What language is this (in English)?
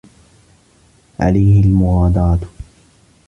Arabic